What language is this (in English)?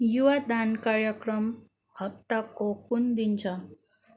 Nepali